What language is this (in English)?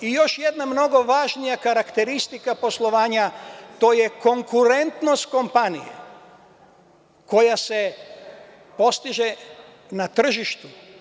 Serbian